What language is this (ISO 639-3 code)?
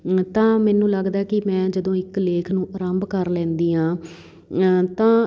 pan